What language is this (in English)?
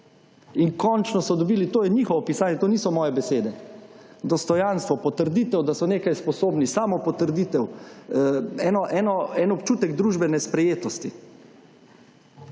Slovenian